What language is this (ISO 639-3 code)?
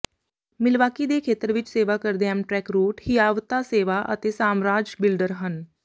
pan